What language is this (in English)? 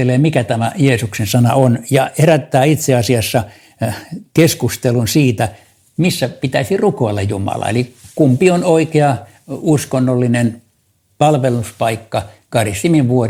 Finnish